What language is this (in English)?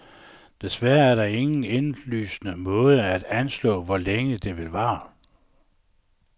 Danish